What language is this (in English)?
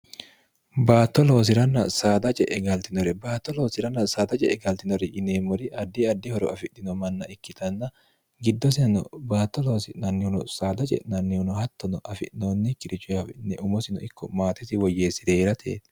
Sidamo